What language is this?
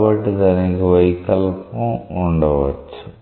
Telugu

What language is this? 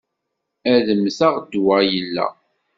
Kabyle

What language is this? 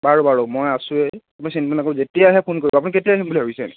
Assamese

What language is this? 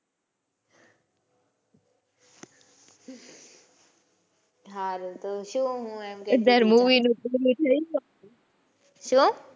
Gujarati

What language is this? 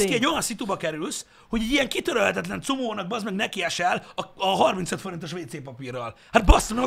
Hungarian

